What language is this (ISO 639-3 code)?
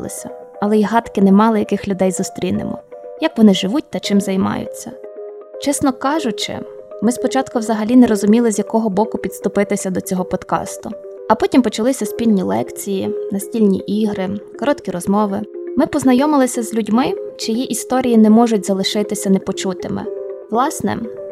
ukr